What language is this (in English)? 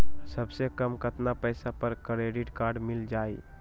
Magahi